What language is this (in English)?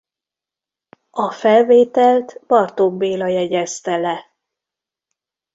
Hungarian